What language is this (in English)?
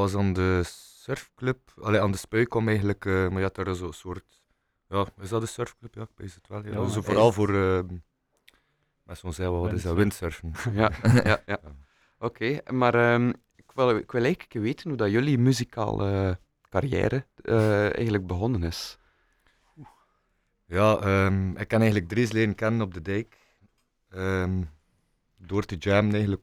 Dutch